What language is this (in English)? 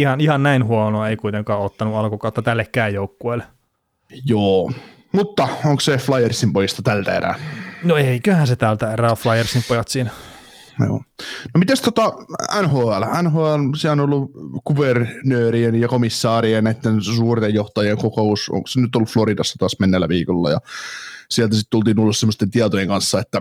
Finnish